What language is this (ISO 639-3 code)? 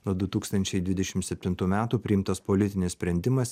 lit